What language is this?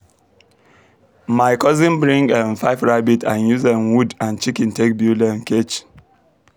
Nigerian Pidgin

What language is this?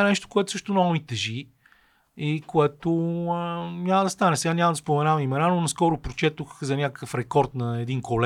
Bulgarian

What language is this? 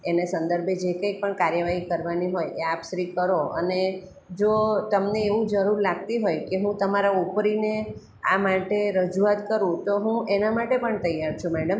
Gujarati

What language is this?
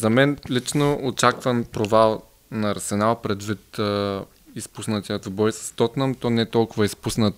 Bulgarian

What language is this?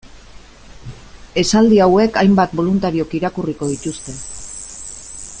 Basque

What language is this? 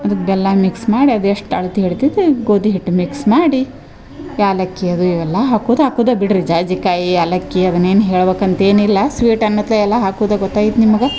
Kannada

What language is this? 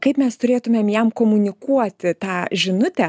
Lithuanian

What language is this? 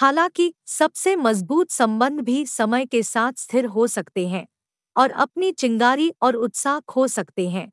Hindi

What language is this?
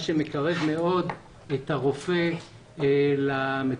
Hebrew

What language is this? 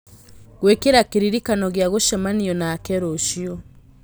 Kikuyu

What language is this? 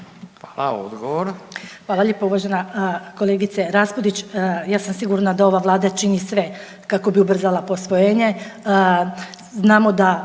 Croatian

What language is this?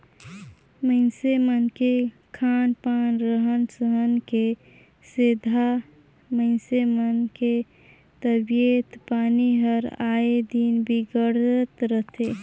Chhattisgarhi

